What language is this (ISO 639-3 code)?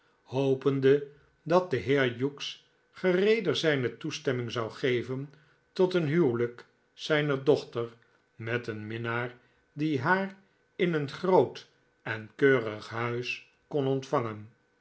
nld